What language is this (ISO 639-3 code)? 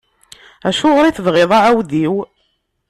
kab